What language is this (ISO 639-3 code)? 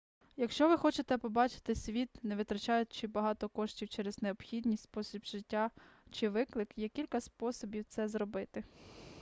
ukr